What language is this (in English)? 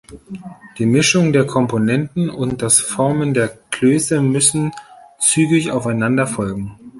German